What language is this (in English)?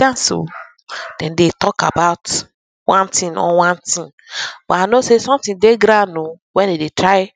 Nigerian Pidgin